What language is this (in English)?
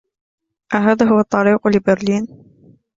Arabic